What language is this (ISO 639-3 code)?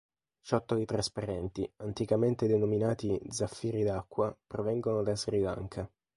ita